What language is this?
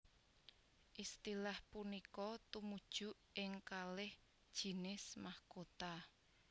Javanese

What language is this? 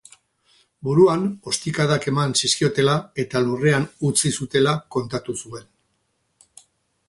Basque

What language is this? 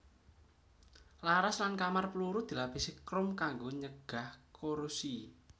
Javanese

